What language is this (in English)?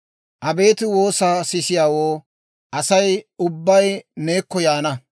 Dawro